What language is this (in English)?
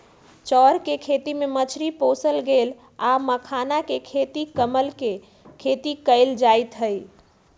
Magahi